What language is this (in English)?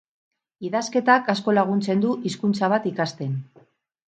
Basque